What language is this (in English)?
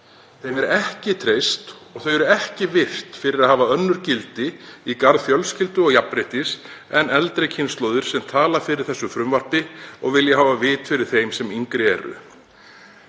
Icelandic